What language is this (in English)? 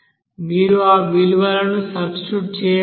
Telugu